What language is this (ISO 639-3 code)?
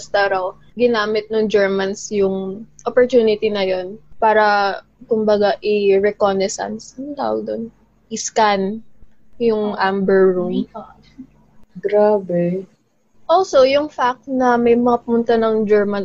fil